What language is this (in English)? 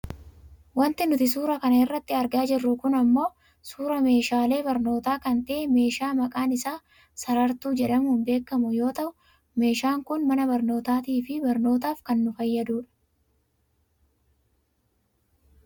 Oromo